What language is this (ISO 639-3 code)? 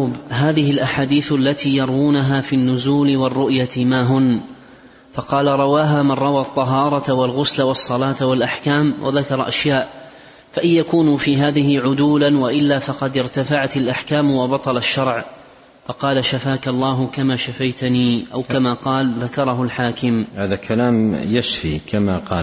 ara